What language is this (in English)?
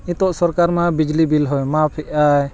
Santali